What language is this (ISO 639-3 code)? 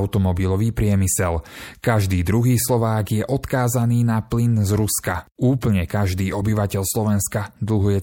slk